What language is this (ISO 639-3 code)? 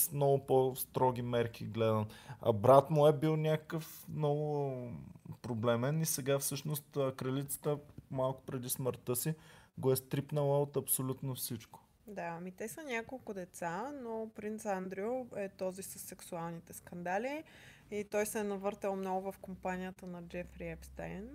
bul